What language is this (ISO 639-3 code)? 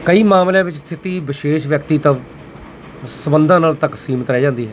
pan